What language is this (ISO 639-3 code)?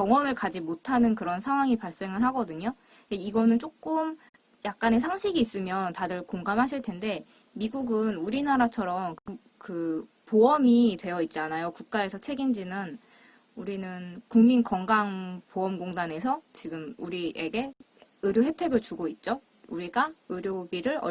kor